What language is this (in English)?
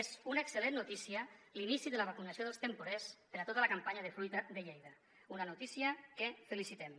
Catalan